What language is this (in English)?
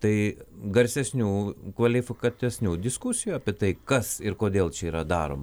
Lithuanian